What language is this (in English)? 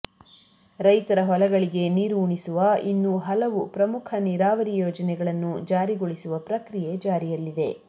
Kannada